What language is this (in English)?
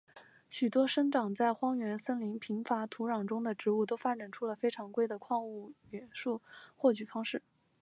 Chinese